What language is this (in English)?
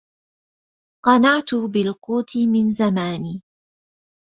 Arabic